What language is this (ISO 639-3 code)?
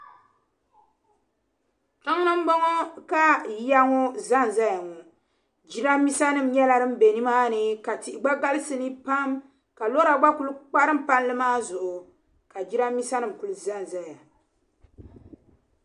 dag